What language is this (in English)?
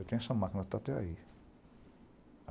Portuguese